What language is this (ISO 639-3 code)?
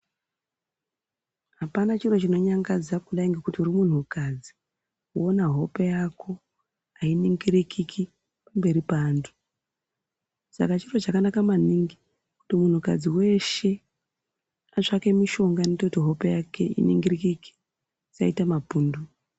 ndc